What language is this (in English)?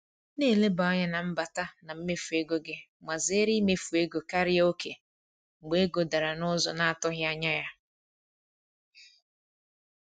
Igbo